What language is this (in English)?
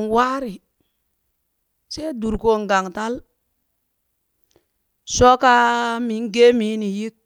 Burak